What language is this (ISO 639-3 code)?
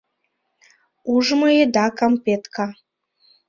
chm